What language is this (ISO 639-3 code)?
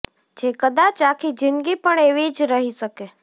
guj